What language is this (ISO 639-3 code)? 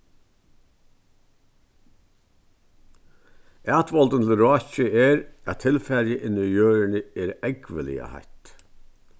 fao